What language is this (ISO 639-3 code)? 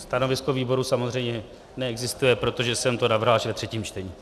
ces